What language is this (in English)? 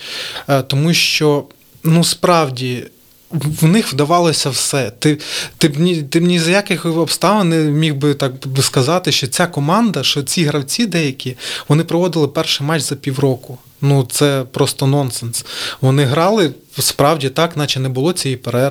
Ukrainian